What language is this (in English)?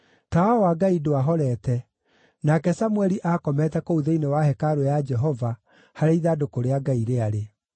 Kikuyu